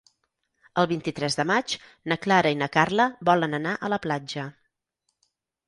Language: Catalan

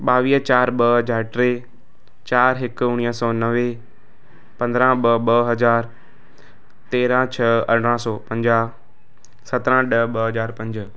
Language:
Sindhi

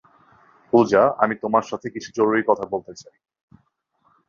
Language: Bangla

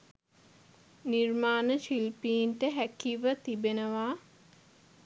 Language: Sinhala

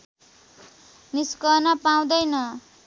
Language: Nepali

